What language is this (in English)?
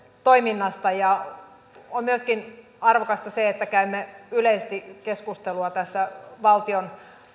Finnish